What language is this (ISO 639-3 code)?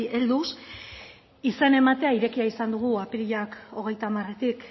eus